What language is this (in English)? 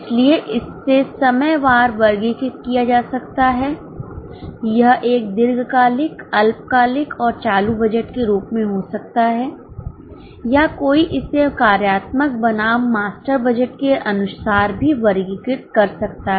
Hindi